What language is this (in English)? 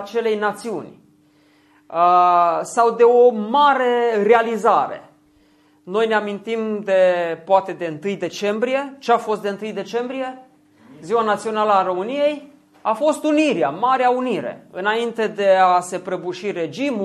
Romanian